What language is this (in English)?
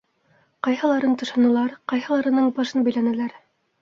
Bashkir